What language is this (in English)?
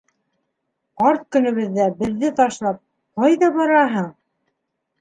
Bashkir